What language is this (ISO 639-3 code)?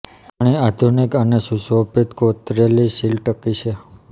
guj